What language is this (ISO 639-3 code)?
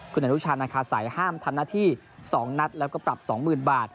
tha